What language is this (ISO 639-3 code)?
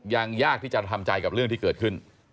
tha